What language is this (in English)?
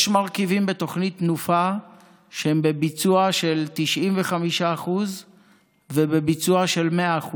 Hebrew